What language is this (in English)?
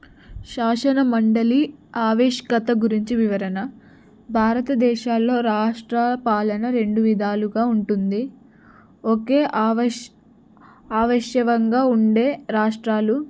Telugu